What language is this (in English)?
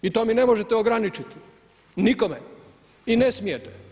Croatian